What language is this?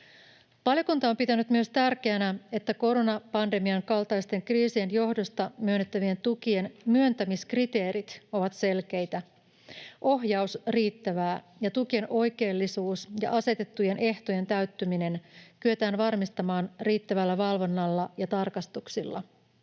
Finnish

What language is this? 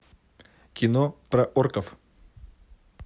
Russian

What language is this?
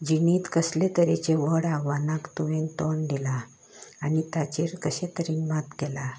Konkani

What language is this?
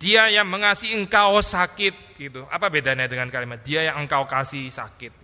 Indonesian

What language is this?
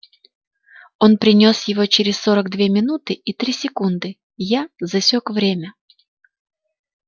Russian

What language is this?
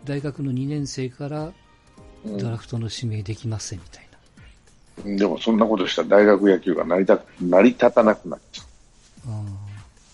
Japanese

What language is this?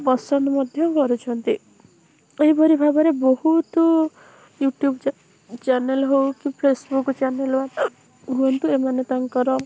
Odia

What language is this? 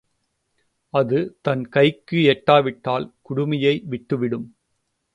Tamil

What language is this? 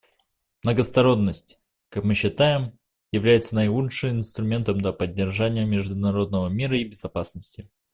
Russian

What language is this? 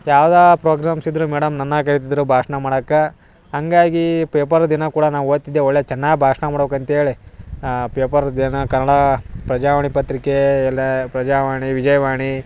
Kannada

